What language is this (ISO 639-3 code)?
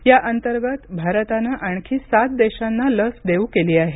mar